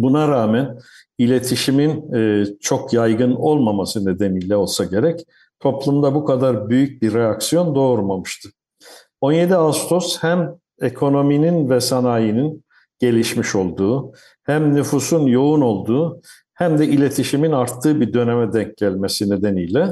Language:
Turkish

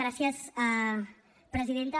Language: Catalan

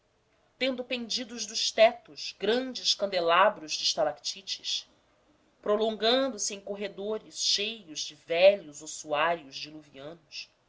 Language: Portuguese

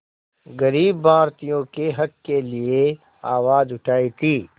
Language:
Hindi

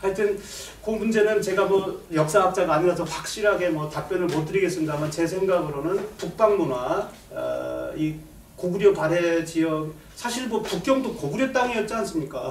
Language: Korean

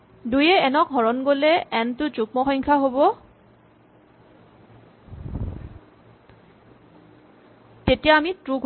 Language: Assamese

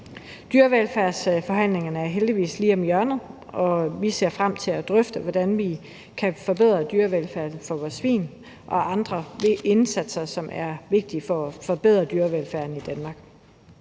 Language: Danish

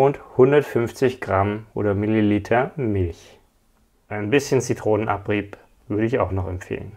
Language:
German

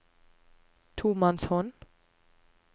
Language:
Norwegian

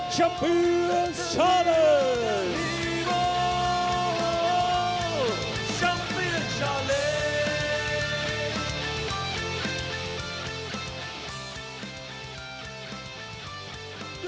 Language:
Thai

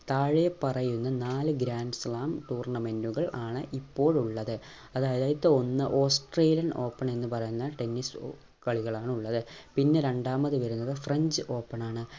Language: Malayalam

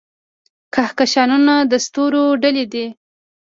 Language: Pashto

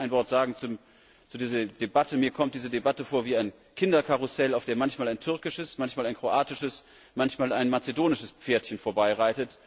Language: German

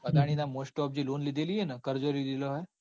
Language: Gujarati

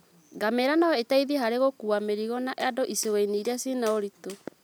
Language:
Kikuyu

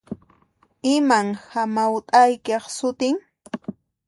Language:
Puno Quechua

